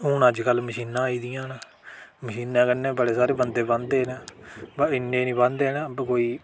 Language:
Dogri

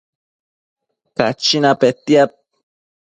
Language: Matsés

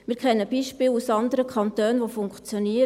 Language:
Swiss German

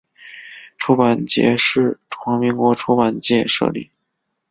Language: Chinese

